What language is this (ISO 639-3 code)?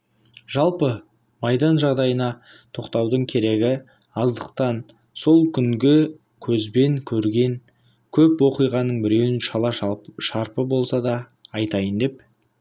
kaz